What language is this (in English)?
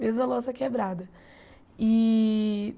Portuguese